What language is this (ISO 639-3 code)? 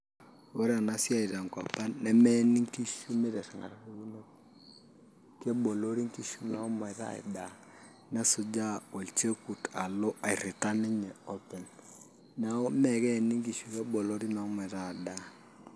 mas